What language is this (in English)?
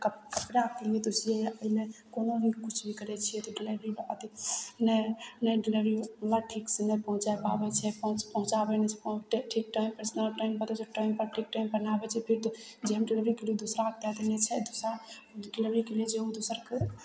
Maithili